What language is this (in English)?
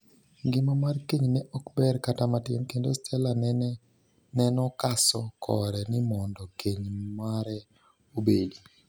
Luo (Kenya and Tanzania)